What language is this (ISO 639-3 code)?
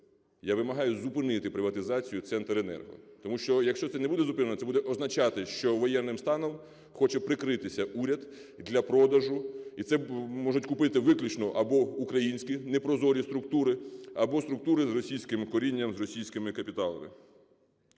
ukr